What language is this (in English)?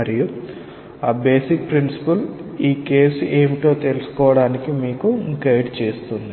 Telugu